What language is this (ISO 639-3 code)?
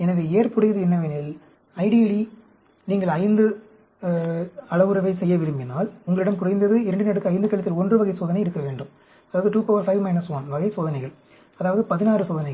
tam